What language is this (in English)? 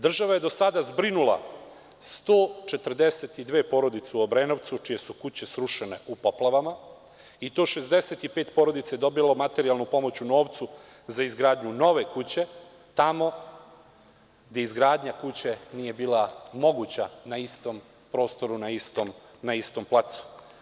Serbian